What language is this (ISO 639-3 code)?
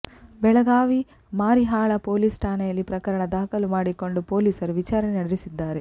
kan